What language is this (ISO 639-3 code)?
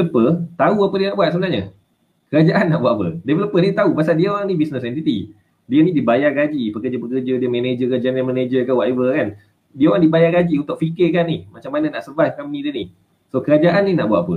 msa